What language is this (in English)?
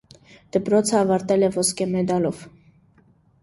Armenian